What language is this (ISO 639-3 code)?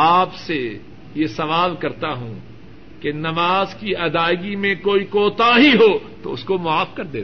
urd